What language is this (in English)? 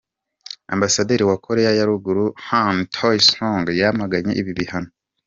Kinyarwanda